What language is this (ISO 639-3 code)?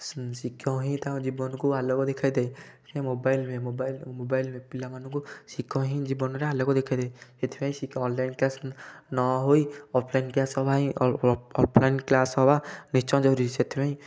ori